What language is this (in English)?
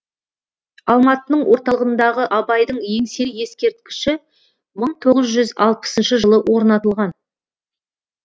Kazakh